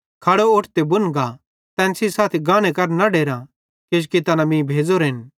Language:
Bhadrawahi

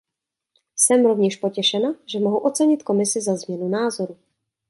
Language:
Czech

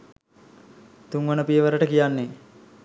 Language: Sinhala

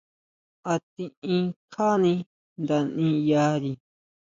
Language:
Huautla Mazatec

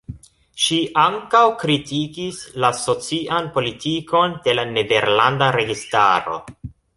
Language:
Esperanto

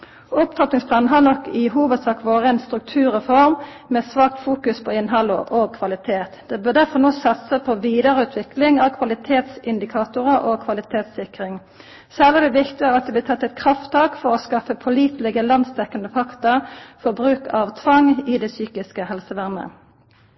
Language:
Norwegian Nynorsk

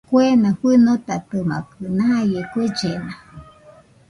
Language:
Nüpode Huitoto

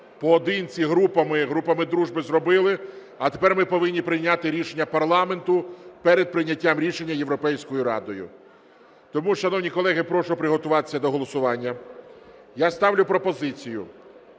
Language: Ukrainian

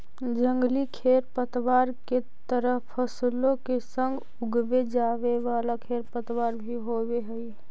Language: Magahi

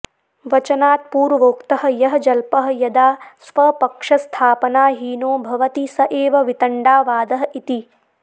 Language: Sanskrit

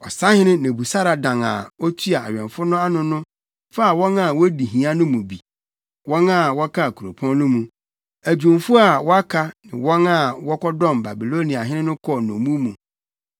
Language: Akan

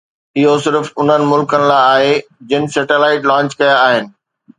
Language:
Sindhi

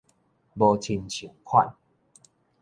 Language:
Min Nan Chinese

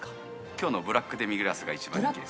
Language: Japanese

